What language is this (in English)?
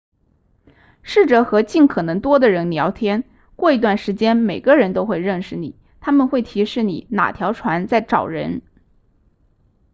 Chinese